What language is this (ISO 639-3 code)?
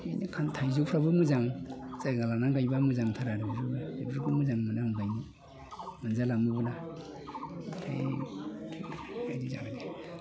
brx